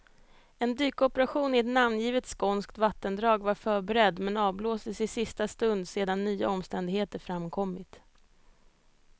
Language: Swedish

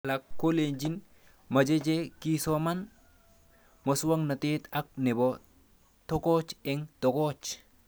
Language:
Kalenjin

